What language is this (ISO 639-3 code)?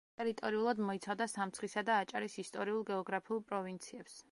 kat